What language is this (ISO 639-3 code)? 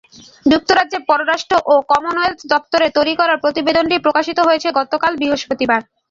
ben